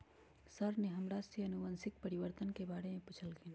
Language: Magahi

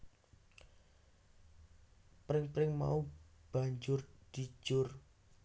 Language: Javanese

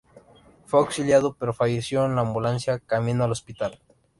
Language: Spanish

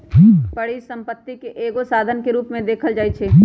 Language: Magahi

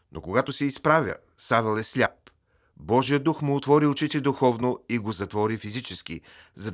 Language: Bulgarian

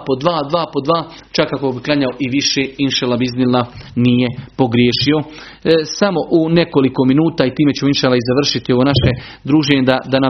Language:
Croatian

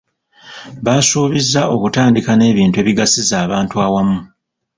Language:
Ganda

